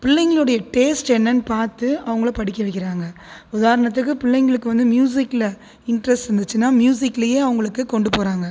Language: Tamil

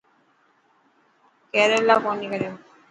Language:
Dhatki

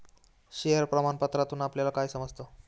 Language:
Marathi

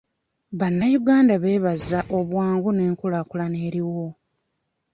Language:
Ganda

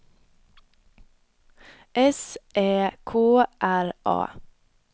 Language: Swedish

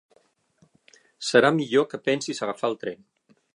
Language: Catalan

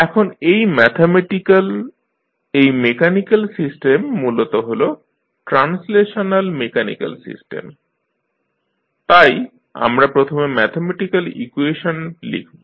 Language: Bangla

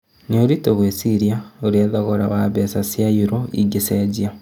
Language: Kikuyu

